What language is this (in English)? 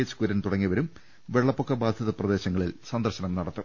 Malayalam